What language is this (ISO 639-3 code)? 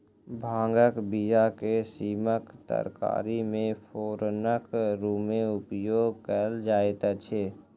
mai